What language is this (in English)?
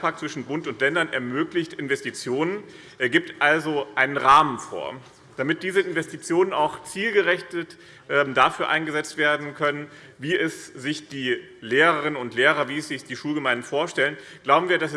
German